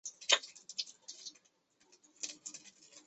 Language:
Chinese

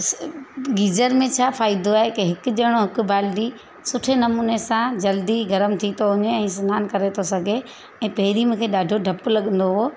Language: Sindhi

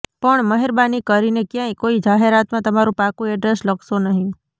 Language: Gujarati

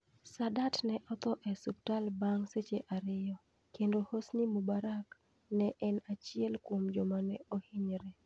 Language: Luo (Kenya and Tanzania)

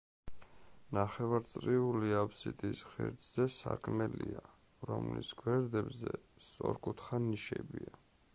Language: Georgian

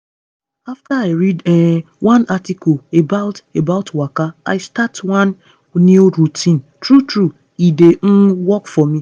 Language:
Nigerian Pidgin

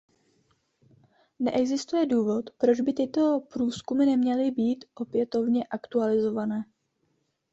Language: Czech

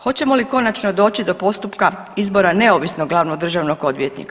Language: Croatian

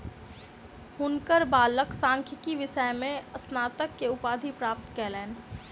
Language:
Maithili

